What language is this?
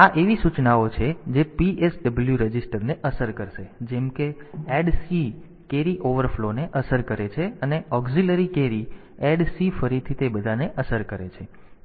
Gujarati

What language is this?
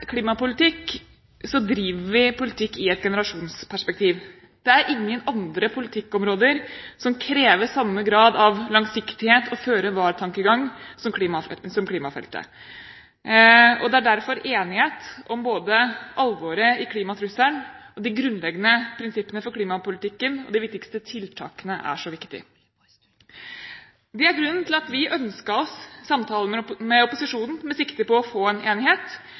Norwegian Bokmål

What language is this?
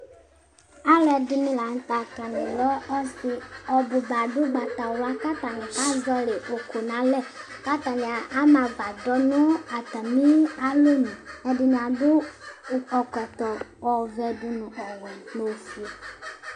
Ikposo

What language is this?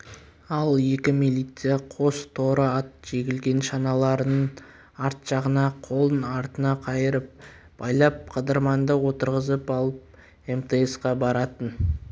Kazakh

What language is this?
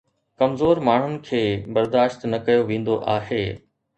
Sindhi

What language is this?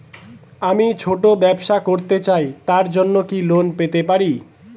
Bangla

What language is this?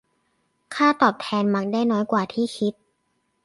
Thai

